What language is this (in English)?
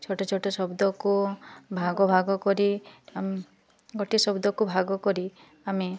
Odia